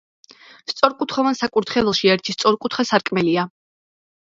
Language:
Georgian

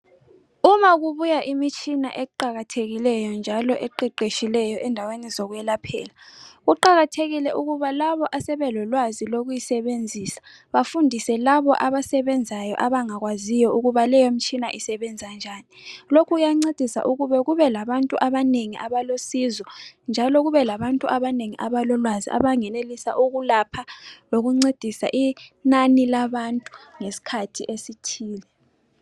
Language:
North Ndebele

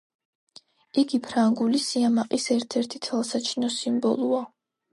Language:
Georgian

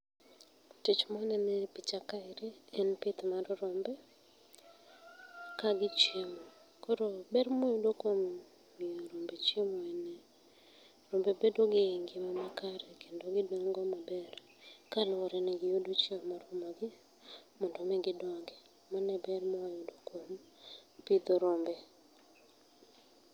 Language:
Luo (Kenya and Tanzania)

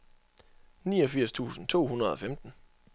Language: Danish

